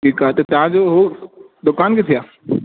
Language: Sindhi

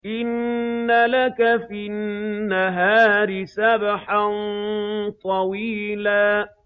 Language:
Arabic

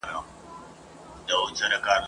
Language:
Pashto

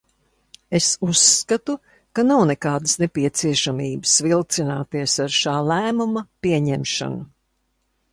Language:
Latvian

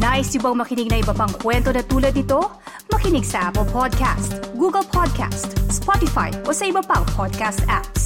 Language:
Filipino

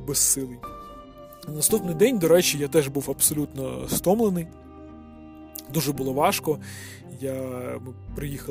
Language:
Ukrainian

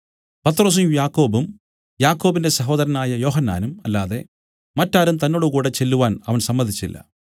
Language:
Malayalam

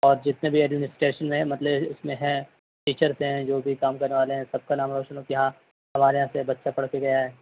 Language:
Urdu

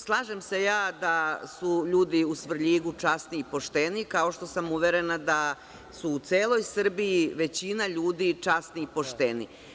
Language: Serbian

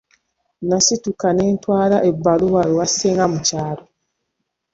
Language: Ganda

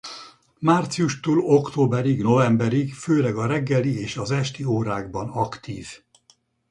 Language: Hungarian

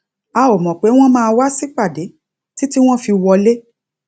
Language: Yoruba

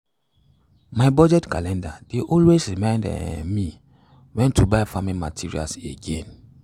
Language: Nigerian Pidgin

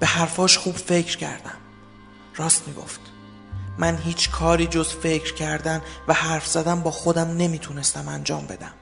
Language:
Persian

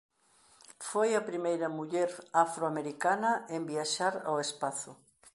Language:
Galician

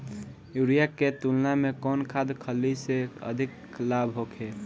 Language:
Bhojpuri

